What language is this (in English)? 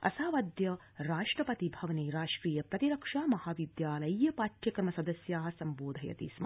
Sanskrit